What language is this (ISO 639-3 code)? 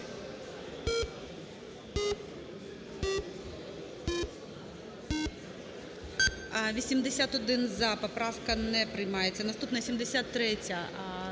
ukr